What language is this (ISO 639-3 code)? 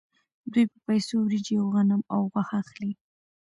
pus